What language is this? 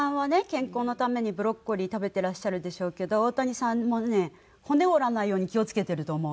Japanese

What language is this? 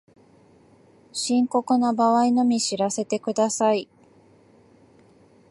Japanese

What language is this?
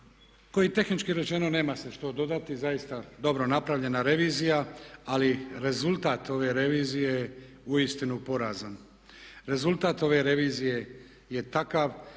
Croatian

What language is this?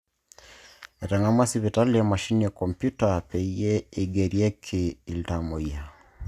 Masai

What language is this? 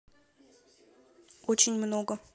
Russian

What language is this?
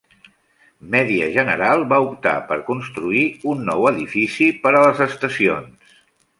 Catalan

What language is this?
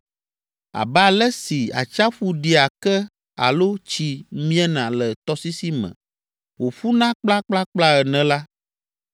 Ewe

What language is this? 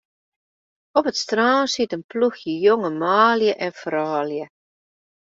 Western Frisian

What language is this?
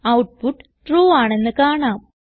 Malayalam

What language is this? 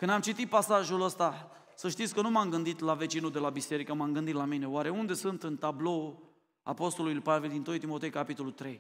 Romanian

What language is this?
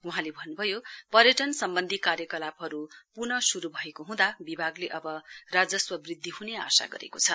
Nepali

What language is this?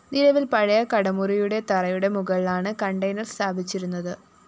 Malayalam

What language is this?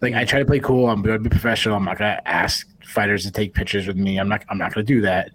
English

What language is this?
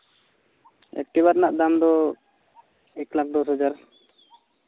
Santali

